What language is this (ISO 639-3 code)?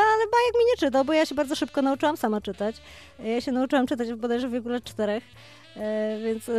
pol